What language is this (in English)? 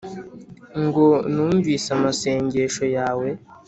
Kinyarwanda